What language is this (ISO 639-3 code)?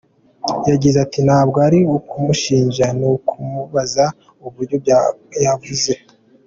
kin